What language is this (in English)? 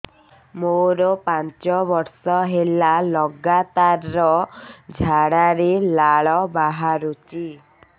Odia